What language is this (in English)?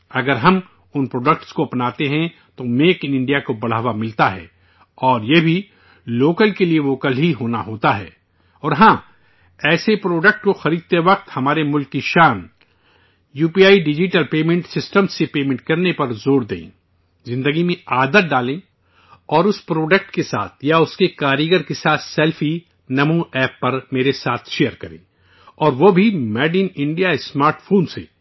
Urdu